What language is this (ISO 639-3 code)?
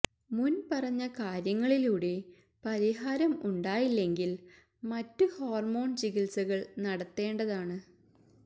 mal